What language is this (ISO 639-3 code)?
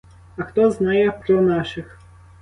ukr